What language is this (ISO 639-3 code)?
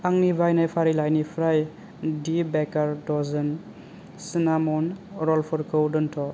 brx